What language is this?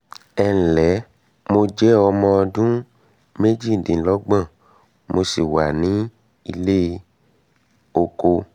Yoruba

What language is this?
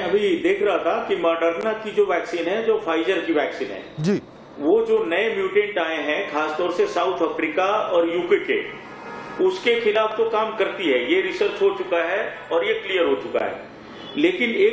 Hindi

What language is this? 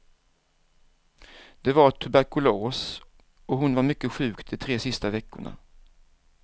Swedish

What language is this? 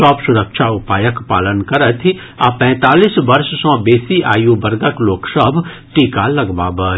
Maithili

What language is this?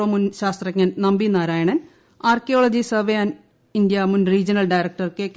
Malayalam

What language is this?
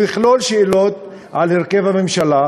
Hebrew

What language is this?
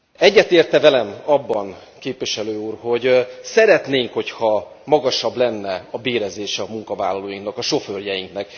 Hungarian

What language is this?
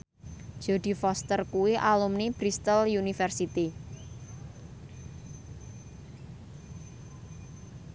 Javanese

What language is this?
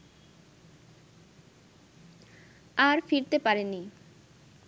Bangla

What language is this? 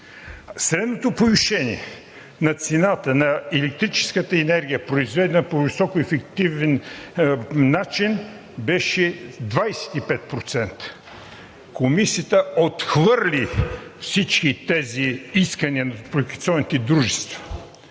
Bulgarian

